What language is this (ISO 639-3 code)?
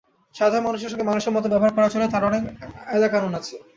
ben